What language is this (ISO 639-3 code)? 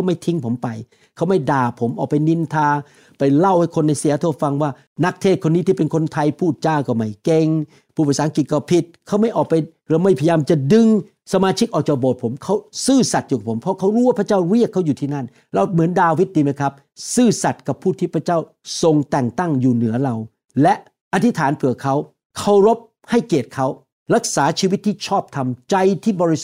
tha